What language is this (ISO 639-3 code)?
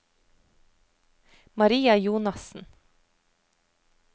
nor